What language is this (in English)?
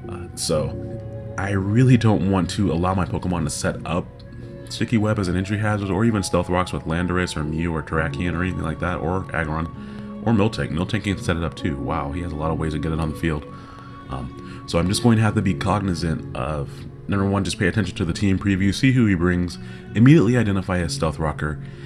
English